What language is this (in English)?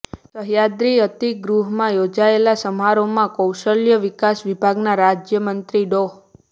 Gujarati